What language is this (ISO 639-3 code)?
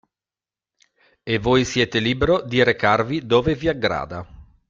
ita